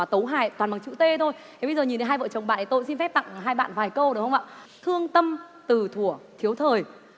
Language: Vietnamese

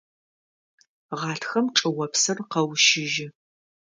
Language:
Adyghe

